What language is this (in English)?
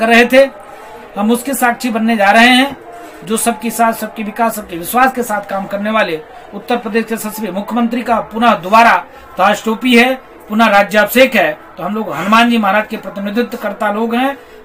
Hindi